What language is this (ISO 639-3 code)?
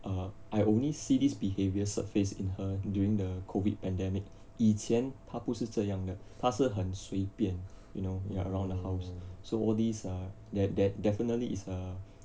eng